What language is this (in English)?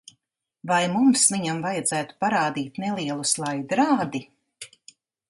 Latvian